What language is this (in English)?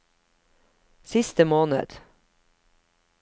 Norwegian